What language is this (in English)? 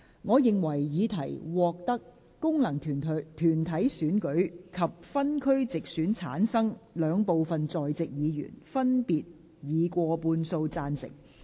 Cantonese